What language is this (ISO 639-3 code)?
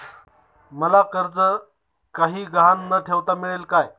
mar